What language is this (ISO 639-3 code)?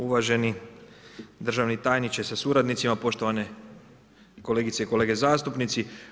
hrv